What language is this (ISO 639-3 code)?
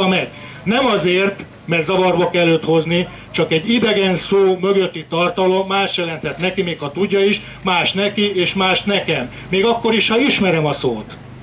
hun